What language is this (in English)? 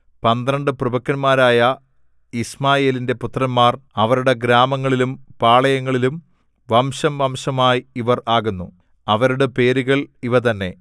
Malayalam